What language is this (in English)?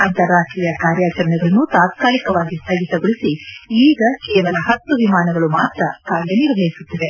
Kannada